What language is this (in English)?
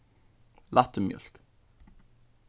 Faroese